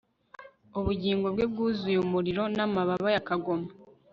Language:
Kinyarwanda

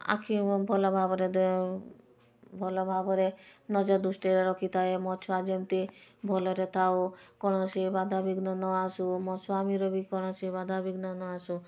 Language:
Odia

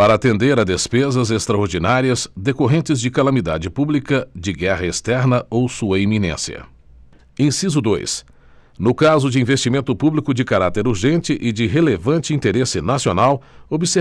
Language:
Portuguese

